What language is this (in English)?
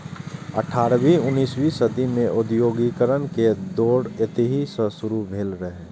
Maithili